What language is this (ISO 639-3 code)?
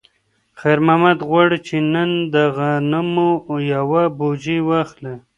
pus